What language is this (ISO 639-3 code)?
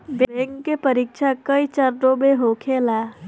bho